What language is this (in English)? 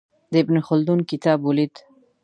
Pashto